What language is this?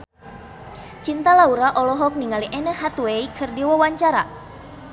Sundanese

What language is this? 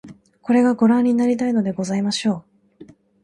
Japanese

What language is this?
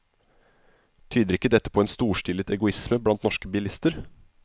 Norwegian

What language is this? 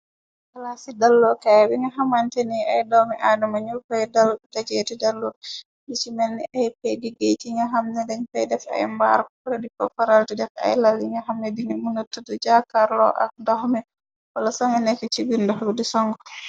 Wolof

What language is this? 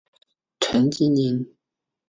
Chinese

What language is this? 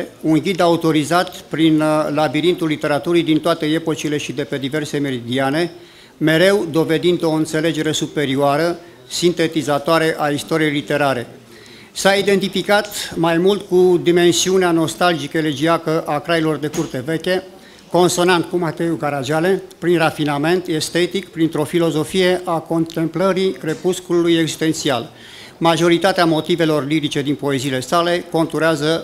Romanian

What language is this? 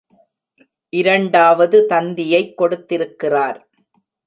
Tamil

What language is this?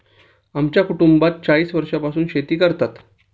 Marathi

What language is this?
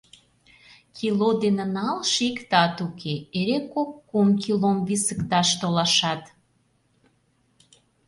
Mari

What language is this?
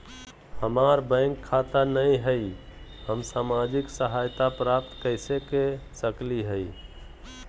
Magahi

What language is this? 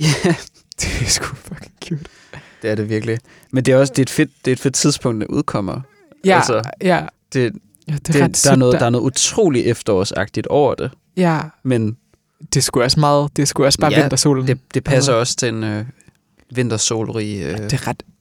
Danish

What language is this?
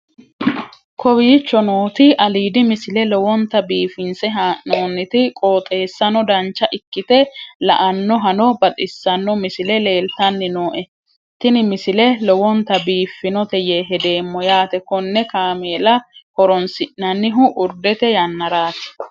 Sidamo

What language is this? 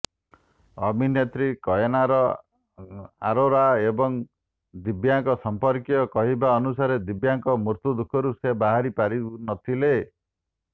Odia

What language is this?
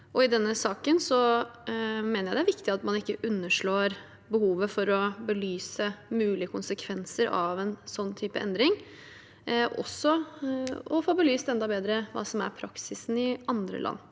Norwegian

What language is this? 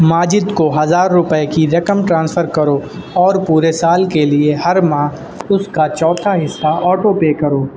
Urdu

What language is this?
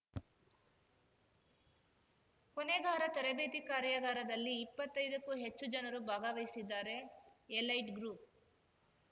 Kannada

